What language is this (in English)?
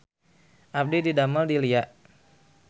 Sundanese